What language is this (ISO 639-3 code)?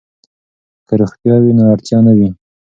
pus